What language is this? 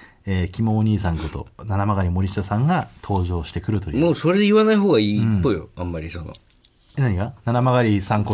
Japanese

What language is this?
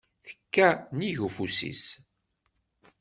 Kabyle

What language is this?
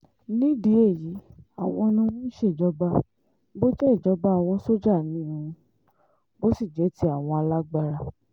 Yoruba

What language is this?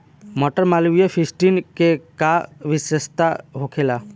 Bhojpuri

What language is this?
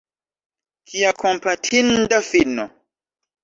Esperanto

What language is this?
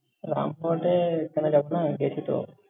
Bangla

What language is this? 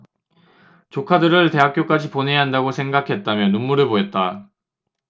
Korean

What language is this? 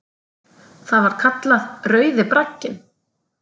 Icelandic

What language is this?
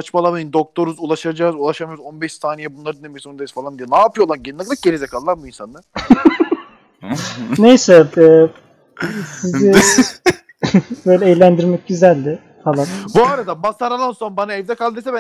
Turkish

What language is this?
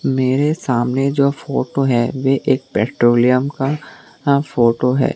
Hindi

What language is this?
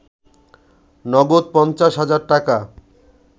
Bangla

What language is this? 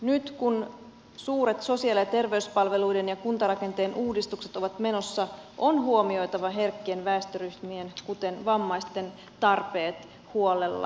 Finnish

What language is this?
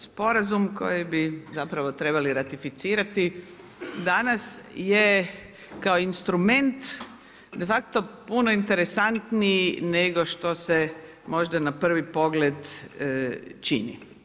Croatian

